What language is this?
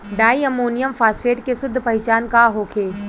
Bhojpuri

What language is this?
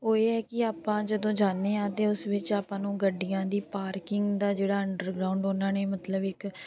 Punjabi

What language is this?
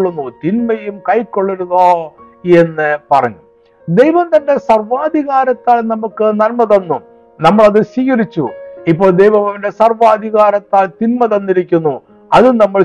Malayalam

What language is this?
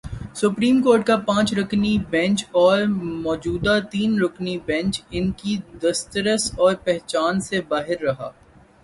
Urdu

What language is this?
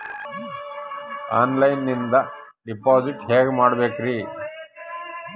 Kannada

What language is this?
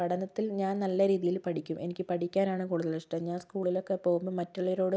Malayalam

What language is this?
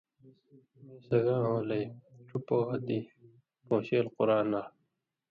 Indus Kohistani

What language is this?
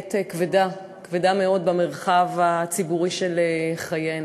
Hebrew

